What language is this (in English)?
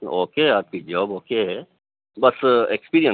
Urdu